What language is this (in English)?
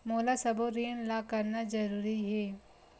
Chhattisgarhi